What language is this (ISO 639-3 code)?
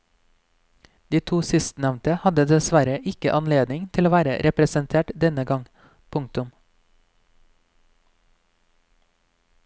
nor